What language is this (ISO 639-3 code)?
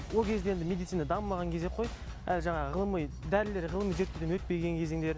kaz